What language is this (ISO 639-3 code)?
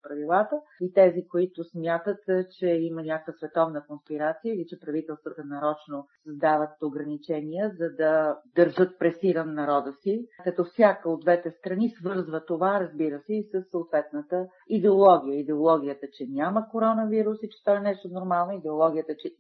bul